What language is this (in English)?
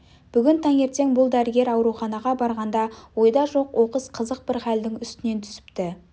Kazakh